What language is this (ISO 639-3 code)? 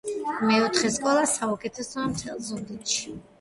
kat